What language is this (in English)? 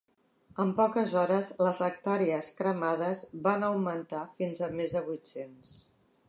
Catalan